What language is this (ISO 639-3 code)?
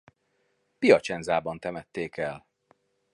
hun